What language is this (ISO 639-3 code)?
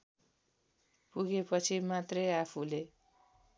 nep